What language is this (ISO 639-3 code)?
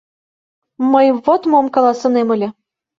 chm